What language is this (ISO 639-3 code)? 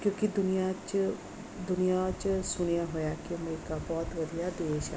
pan